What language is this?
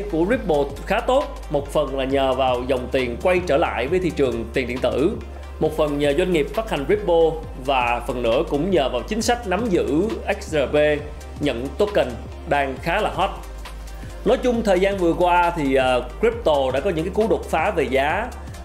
Vietnamese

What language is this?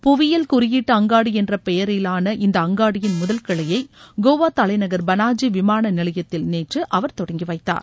Tamil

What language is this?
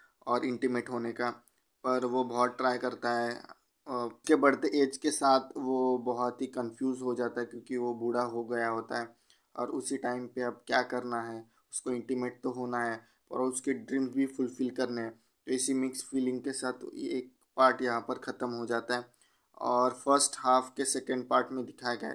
Hindi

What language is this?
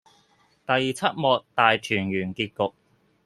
Cantonese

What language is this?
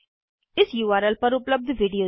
Hindi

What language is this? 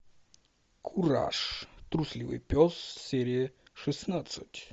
Russian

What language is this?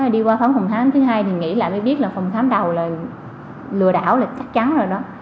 Vietnamese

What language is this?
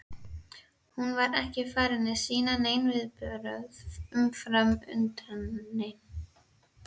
Icelandic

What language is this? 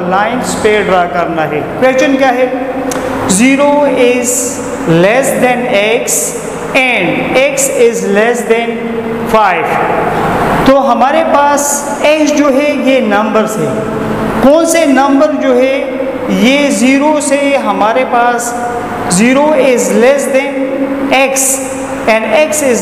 Hindi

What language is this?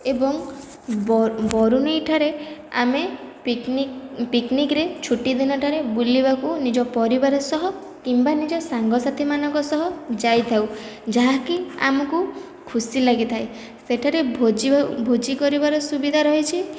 Odia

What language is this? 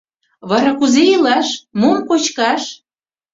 Mari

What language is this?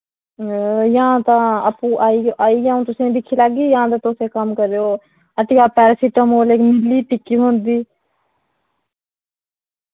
Dogri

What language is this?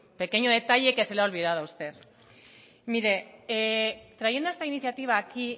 Spanish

